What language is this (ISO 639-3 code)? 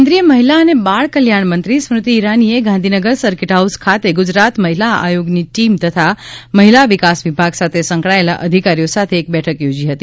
guj